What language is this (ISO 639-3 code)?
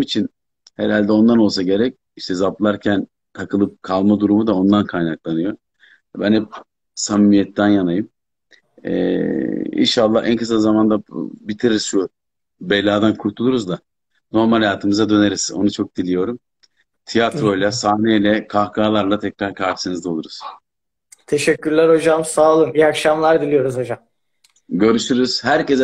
tur